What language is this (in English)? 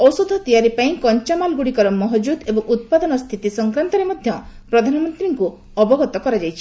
Odia